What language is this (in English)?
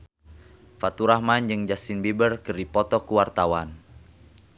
Sundanese